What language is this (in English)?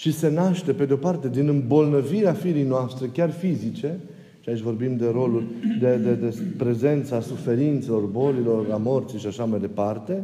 Romanian